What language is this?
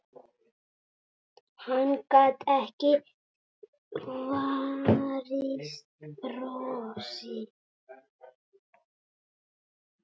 Icelandic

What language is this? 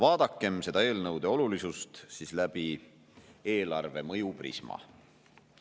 Estonian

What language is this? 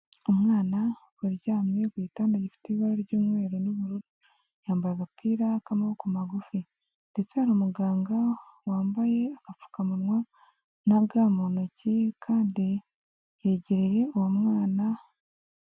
Kinyarwanda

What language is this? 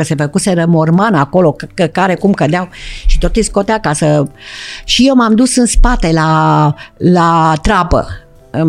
Romanian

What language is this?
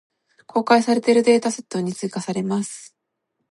Japanese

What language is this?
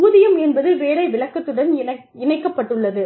Tamil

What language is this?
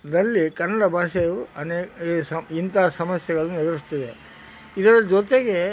Kannada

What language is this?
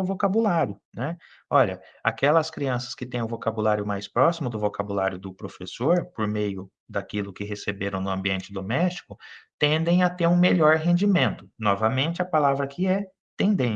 Portuguese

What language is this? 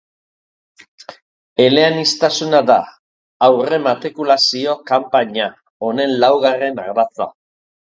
Basque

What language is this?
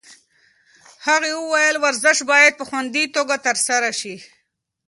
Pashto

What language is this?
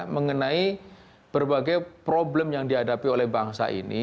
Indonesian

